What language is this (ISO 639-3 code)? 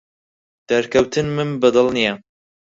ckb